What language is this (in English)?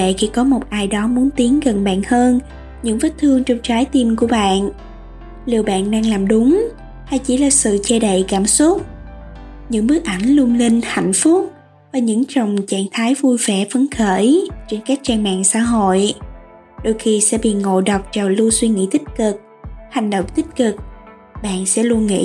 Vietnamese